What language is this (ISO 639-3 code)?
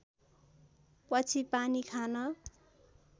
nep